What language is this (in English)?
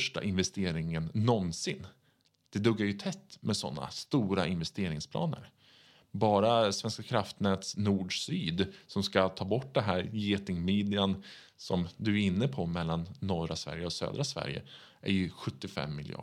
Swedish